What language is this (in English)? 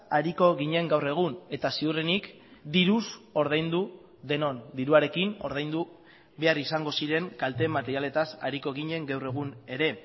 Basque